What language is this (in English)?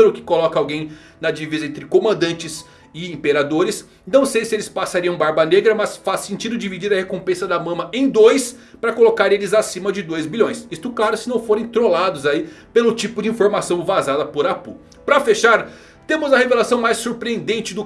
Portuguese